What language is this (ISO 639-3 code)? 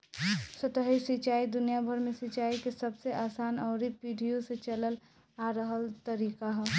bho